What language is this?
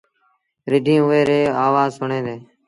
Sindhi Bhil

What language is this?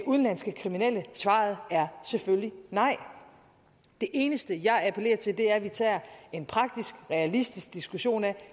Danish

